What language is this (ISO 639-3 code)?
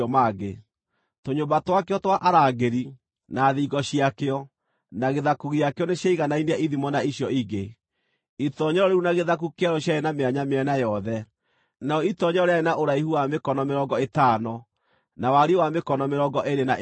kik